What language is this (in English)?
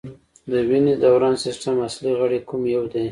Pashto